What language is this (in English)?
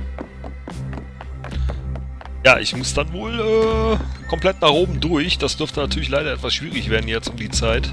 German